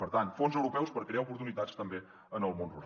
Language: Catalan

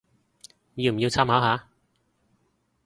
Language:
Cantonese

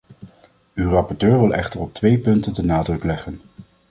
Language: Dutch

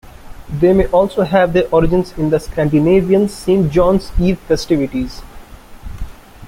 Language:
English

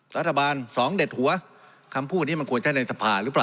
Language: Thai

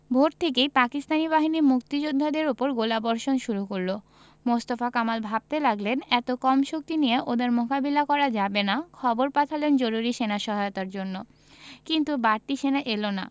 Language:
Bangla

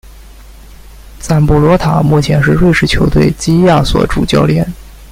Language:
Chinese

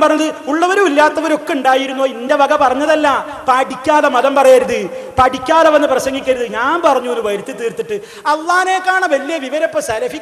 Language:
Arabic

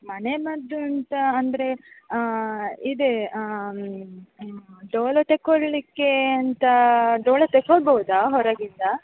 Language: Kannada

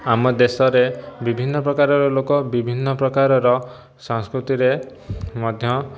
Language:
Odia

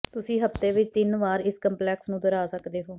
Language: Punjabi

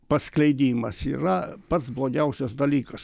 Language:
Lithuanian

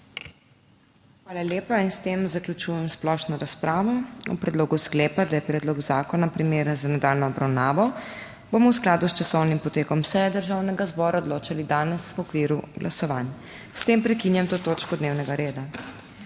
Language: Slovenian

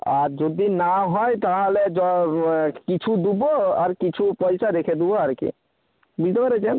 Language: Bangla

